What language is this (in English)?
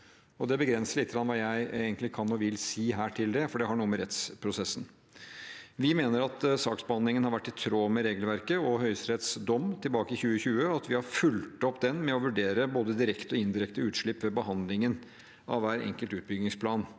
Norwegian